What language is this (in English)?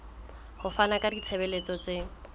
Southern Sotho